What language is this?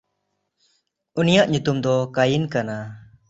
Santali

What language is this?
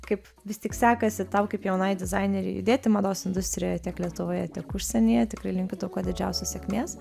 Lithuanian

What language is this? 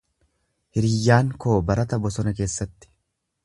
Oromo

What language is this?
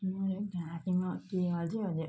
Nepali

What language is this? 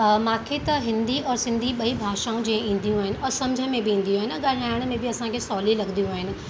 Sindhi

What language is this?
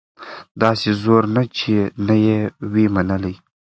Pashto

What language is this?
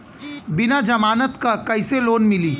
Bhojpuri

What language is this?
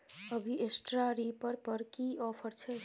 Maithili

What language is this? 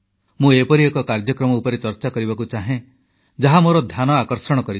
Odia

